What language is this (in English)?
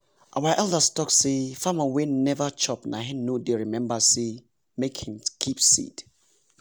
Nigerian Pidgin